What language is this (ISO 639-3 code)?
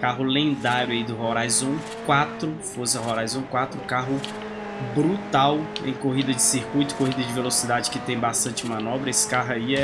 por